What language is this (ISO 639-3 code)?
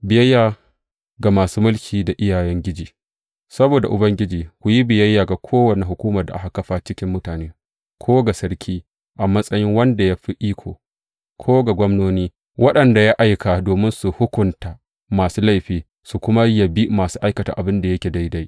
hau